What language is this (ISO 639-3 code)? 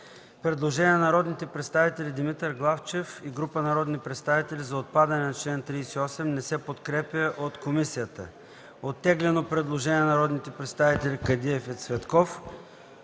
bul